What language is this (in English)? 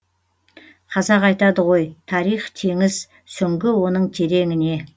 Kazakh